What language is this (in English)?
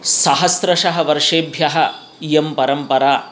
Sanskrit